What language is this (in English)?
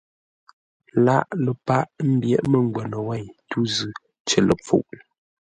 Ngombale